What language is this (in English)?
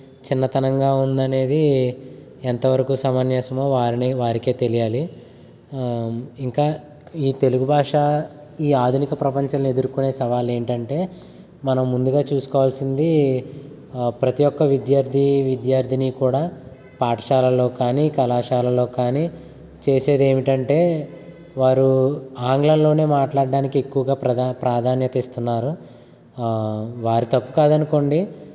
Telugu